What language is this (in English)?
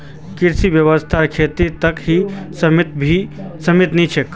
Magahi